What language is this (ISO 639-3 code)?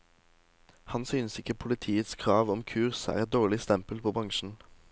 nor